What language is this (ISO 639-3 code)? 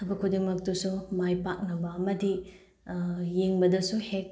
mni